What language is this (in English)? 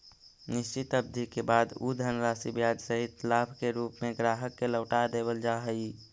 Magahi